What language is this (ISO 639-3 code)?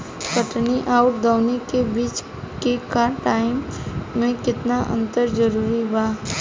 bho